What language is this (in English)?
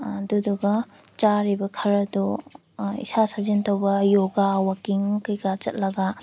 Manipuri